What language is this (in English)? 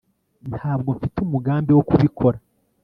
Kinyarwanda